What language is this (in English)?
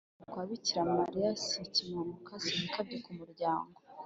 Kinyarwanda